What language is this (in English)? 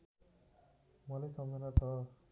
Nepali